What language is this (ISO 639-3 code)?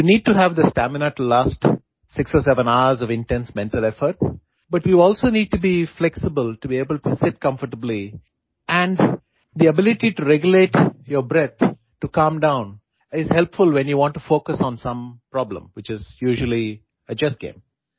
guj